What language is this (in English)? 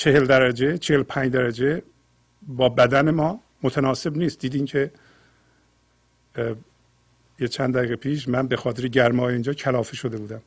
Persian